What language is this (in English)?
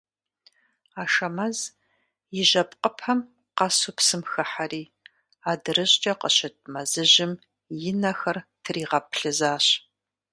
Kabardian